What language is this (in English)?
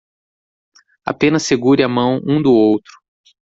Portuguese